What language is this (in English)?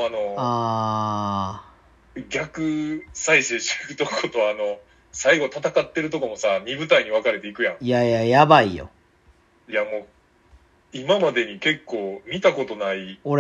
Japanese